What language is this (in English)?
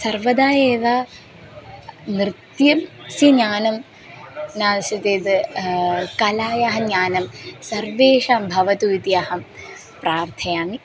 Sanskrit